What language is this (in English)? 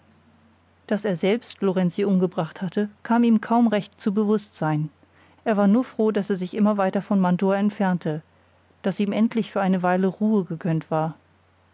German